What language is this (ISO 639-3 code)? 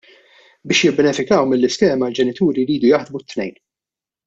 mlt